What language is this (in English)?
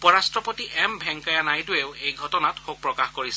Assamese